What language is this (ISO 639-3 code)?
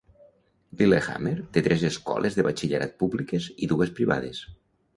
cat